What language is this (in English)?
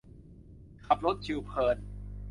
Thai